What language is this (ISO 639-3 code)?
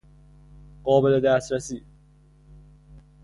fas